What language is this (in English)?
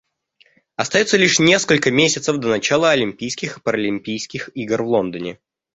Russian